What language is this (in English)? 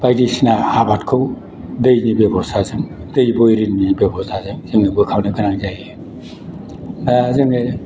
Bodo